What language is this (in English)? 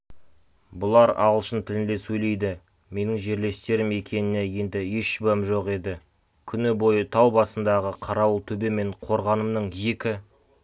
Kazakh